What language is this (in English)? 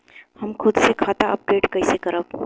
Bhojpuri